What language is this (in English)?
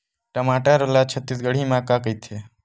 Chhattisgarhi